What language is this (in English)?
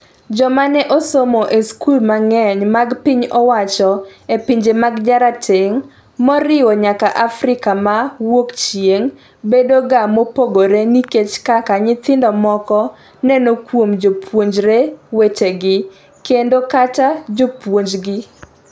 Luo (Kenya and Tanzania)